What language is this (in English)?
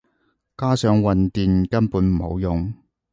Cantonese